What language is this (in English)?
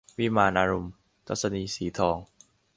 Thai